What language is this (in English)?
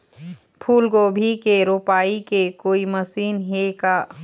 Chhattisgarhi